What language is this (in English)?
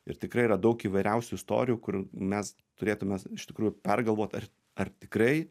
Lithuanian